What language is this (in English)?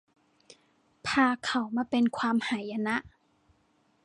Thai